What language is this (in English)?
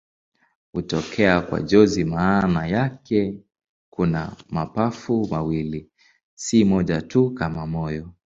Swahili